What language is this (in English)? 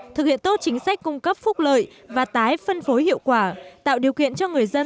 Vietnamese